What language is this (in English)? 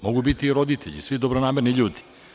Serbian